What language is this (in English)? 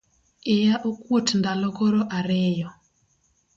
Luo (Kenya and Tanzania)